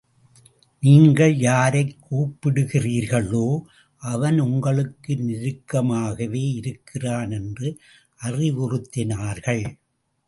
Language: Tamil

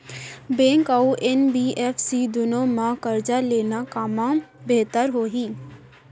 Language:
Chhattisgarhi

